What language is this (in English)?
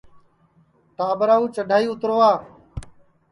Sansi